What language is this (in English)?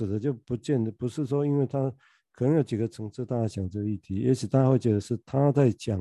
Chinese